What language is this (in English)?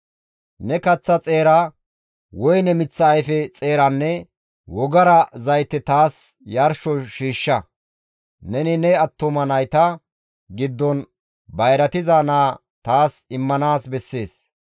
Gamo